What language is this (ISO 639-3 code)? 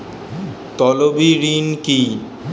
ben